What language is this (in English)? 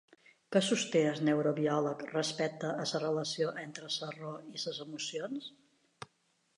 Catalan